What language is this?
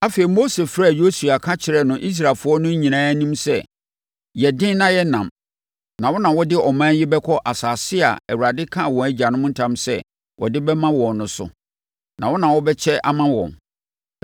Akan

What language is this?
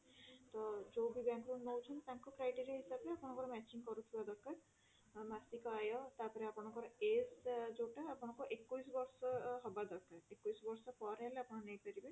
Odia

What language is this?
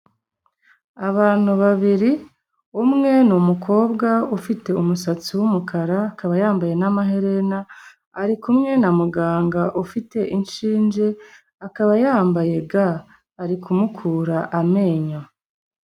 Kinyarwanda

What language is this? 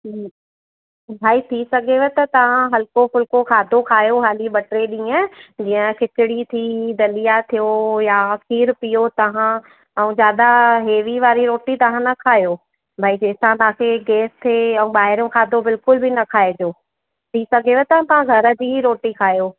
Sindhi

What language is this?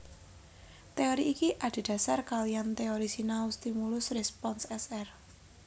Javanese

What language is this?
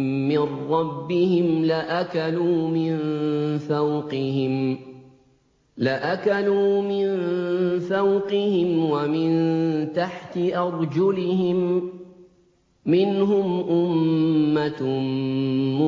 Arabic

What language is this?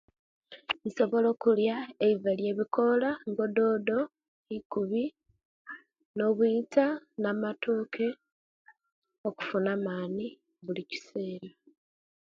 Kenyi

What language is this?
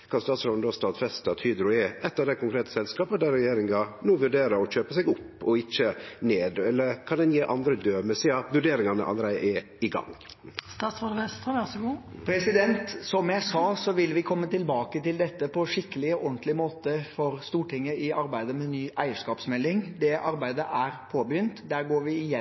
Norwegian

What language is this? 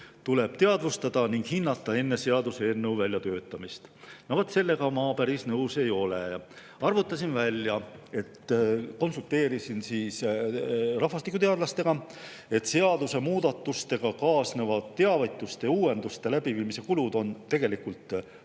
Estonian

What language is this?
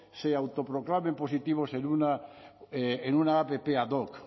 Spanish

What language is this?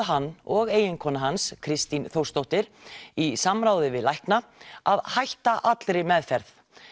Icelandic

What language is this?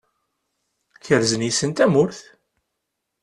Kabyle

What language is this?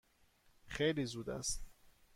Persian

